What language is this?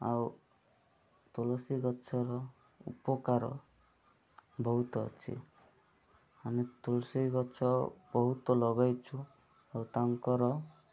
Odia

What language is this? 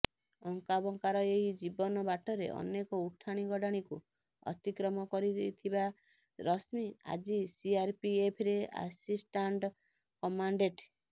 Odia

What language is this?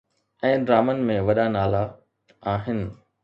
Sindhi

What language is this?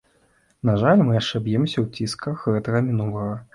Belarusian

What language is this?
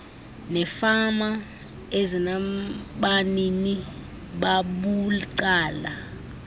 Xhosa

